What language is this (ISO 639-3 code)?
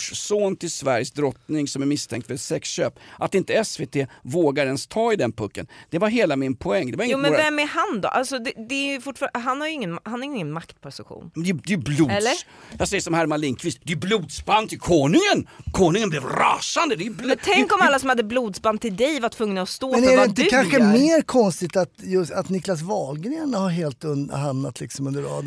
swe